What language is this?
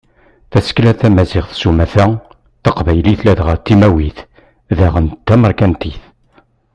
Kabyle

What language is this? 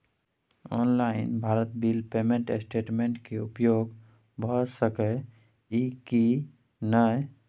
Maithili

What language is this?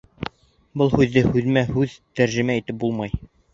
Bashkir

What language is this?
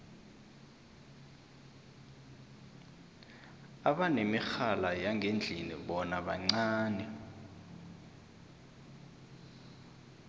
South Ndebele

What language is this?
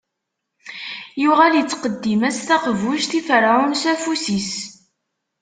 Kabyle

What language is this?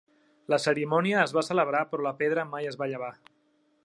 Catalan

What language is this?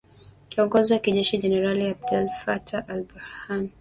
Swahili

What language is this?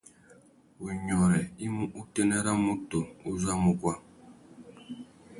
Tuki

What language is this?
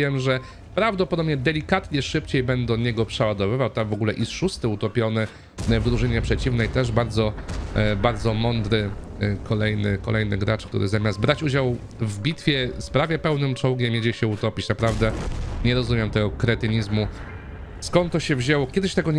Polish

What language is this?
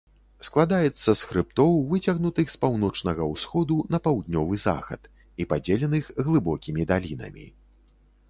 Belarusian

